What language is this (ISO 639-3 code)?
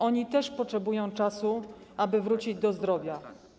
pol